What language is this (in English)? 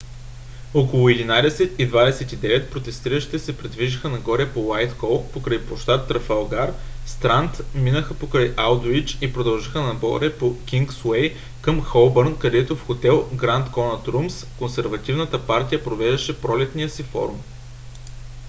Bulgarian